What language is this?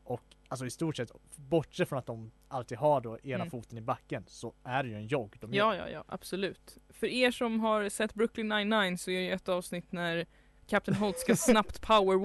Swedish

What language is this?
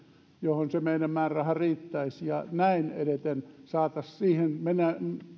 Finnish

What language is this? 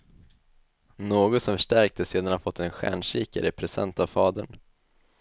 Swedish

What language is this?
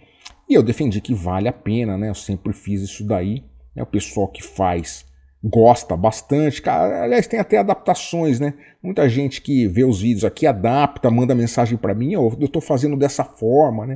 Portuguese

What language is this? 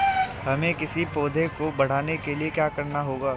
Hindi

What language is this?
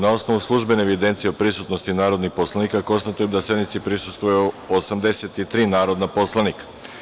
Serbian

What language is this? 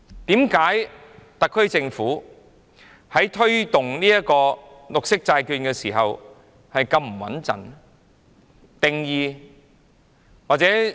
Cantonese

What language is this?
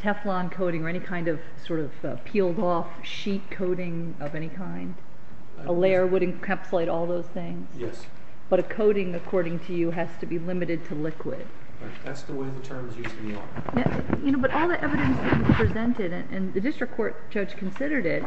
English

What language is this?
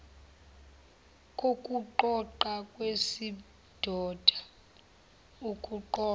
Zulu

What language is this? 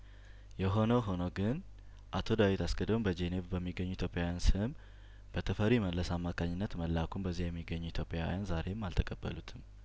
Amharic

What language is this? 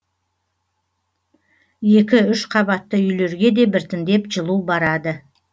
Kazakh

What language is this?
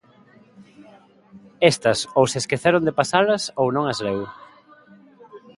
Galician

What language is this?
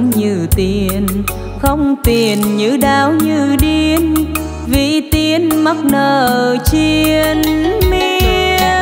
Vietnamese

